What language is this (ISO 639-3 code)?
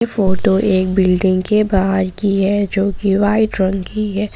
hin